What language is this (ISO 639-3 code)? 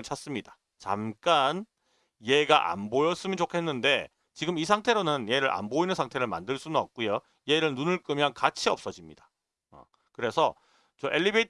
kor